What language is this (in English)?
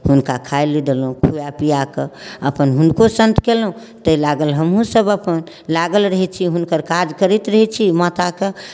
Maithili